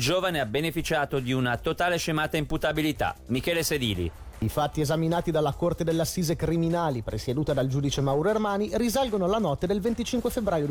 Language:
Italian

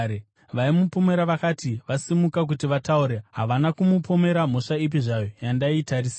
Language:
Shona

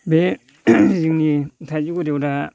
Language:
Bodo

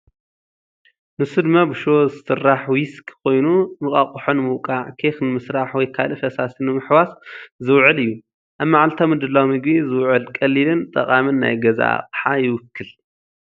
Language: Tigrinya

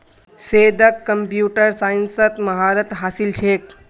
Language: Magahi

